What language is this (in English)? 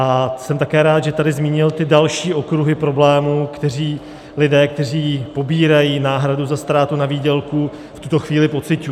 Czech